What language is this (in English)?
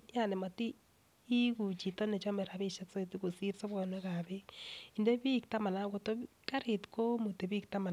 Kalenjin